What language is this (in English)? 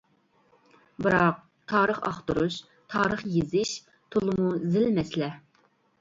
Uyghur